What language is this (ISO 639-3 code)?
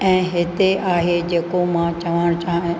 snd